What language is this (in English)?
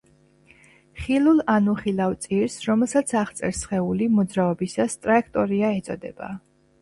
Georgian